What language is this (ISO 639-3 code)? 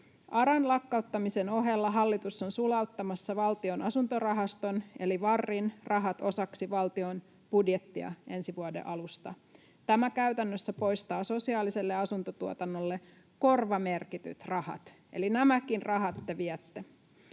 fin